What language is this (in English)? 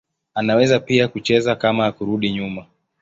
Swahili